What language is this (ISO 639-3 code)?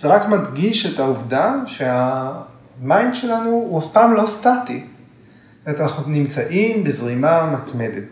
heb